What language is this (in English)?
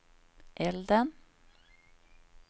Swedish